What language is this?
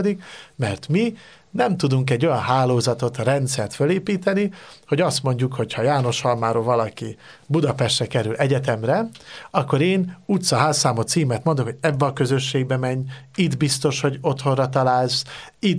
Hungarian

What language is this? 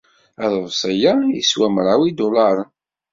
Kabyle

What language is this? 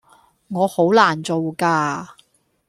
Cantonese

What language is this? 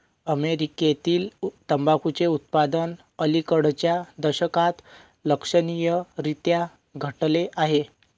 Marathi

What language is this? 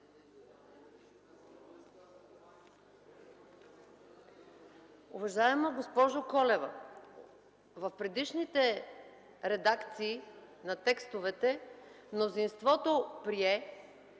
Bulgarian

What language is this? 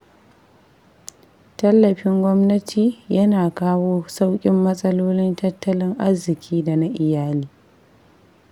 Hausa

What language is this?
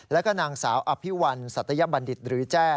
Thai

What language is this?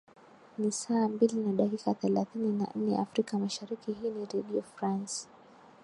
Swahili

